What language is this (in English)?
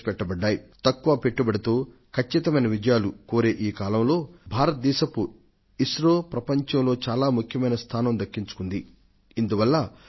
Telugu